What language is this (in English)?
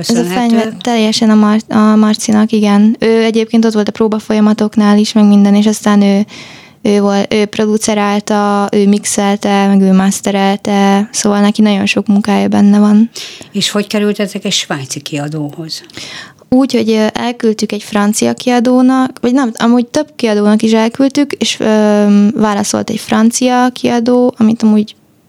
Hungarian